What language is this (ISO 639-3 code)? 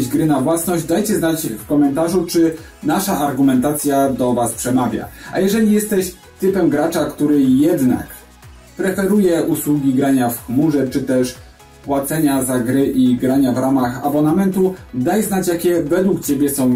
pol